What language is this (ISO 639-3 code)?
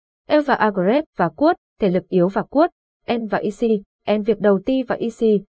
vie